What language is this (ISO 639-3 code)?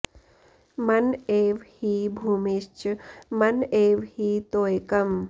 san